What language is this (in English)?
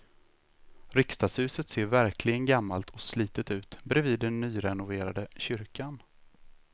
Swedish